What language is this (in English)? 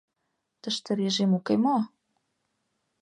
Mari